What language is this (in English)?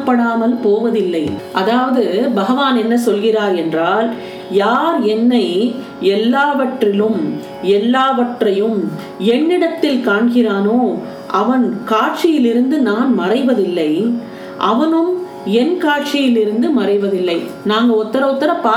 Tamil